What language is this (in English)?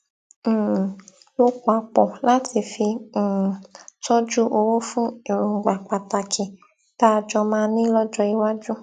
Yoruba